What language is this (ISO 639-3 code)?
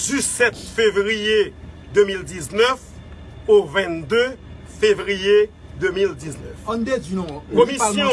fra